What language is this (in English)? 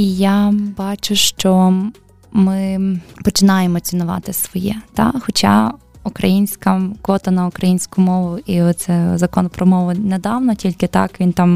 Ukrainian